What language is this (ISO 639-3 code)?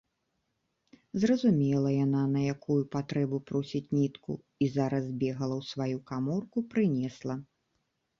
bel